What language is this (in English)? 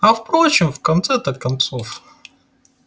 Russian